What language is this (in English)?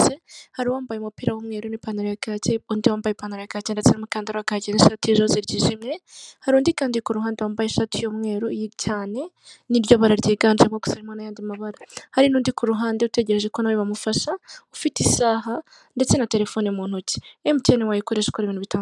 Kinyarwanda